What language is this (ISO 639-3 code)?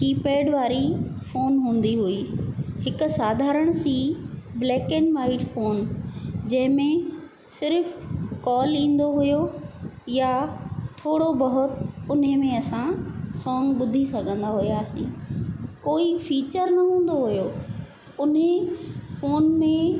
snd